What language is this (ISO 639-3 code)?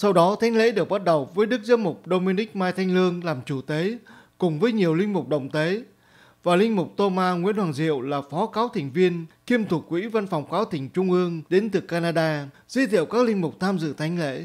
vie